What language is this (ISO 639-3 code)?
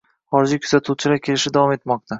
uzb